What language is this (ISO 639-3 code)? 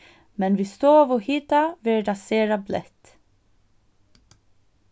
fao